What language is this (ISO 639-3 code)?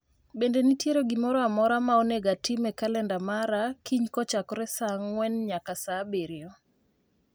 luo